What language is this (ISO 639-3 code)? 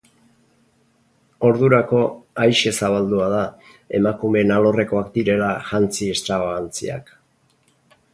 eus